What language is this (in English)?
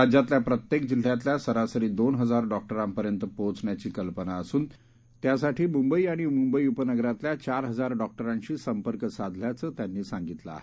Marathi